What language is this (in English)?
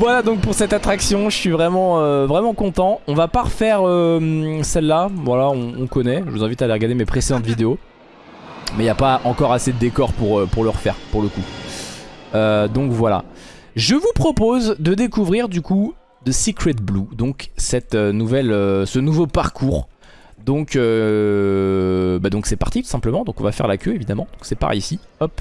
French